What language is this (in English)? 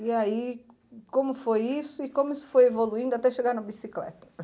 Portuguese